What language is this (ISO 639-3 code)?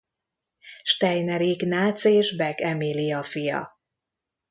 hun